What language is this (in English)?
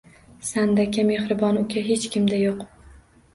Uzbek